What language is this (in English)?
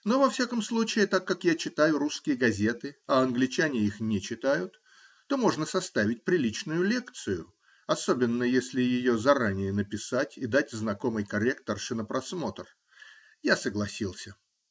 Russian